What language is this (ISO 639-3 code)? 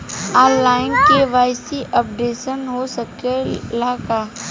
bho